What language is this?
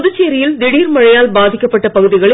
Tamil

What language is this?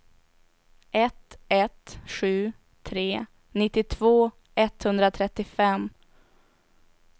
Swedish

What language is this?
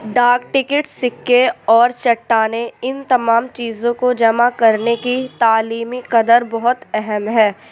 Urdu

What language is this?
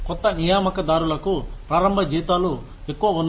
Telugu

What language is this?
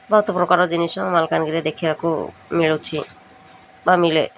Odia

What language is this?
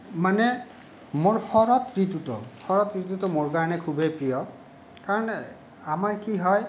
Assamese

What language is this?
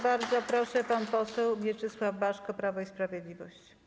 Polish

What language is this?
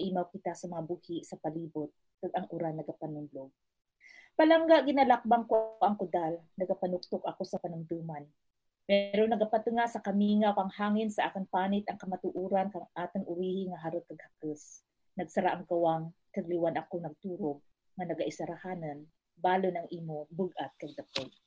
Filipino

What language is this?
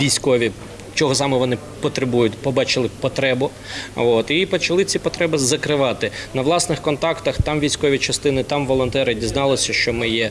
Ukrainian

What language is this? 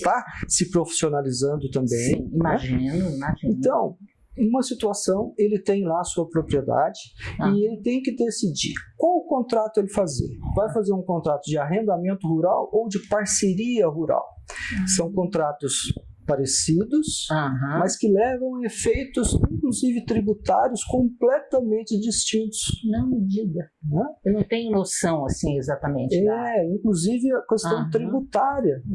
Portuguese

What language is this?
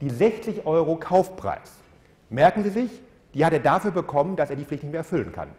German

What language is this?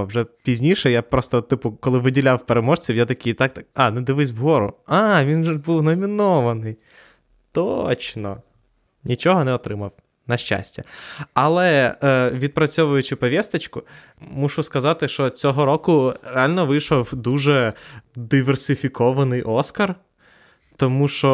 Ukrainian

